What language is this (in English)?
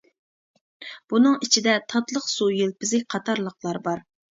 Uyghur